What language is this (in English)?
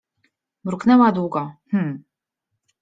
Polish